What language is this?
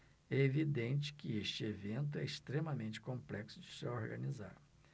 Portuguese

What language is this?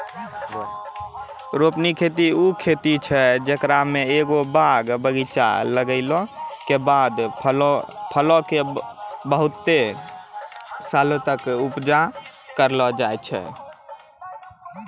Maithili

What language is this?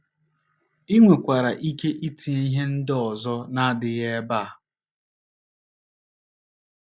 Igbo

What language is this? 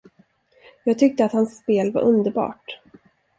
Swedish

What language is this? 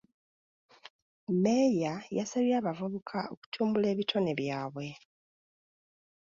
Ganda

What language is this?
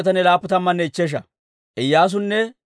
Dawro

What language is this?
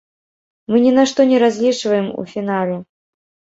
Belarusian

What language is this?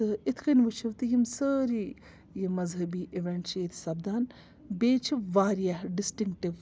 Kashmiri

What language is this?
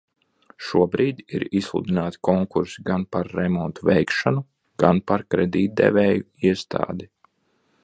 Latvian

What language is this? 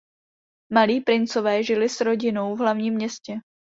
Czech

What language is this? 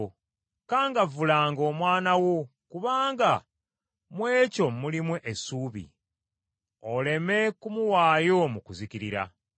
Ganda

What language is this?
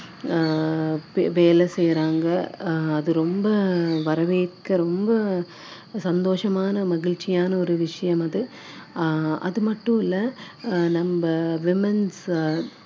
Tamil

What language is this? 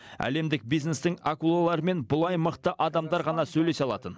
Kazakh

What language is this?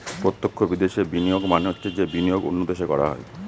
Bangla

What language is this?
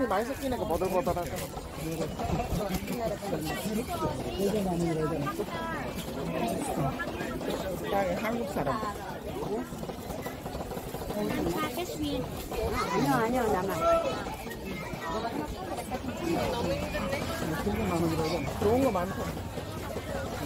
Korean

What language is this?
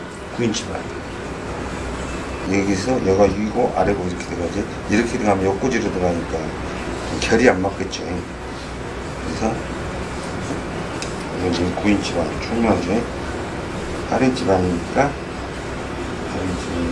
Korean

